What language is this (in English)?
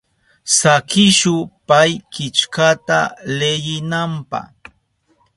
Southern Pastaza Quechua